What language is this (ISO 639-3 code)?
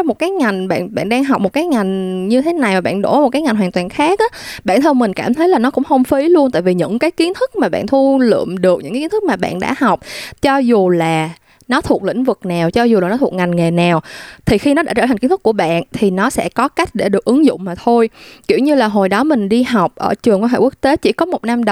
vie